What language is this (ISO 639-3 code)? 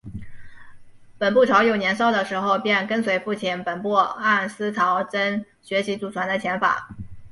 zho